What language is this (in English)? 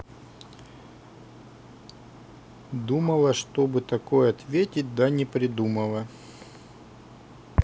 Russian